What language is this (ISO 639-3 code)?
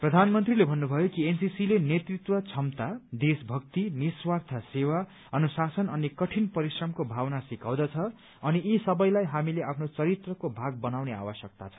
nep